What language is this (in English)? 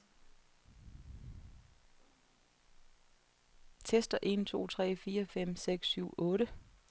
Danish